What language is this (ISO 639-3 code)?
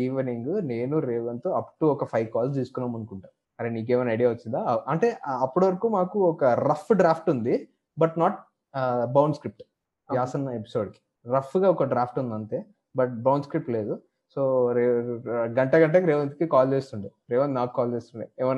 tel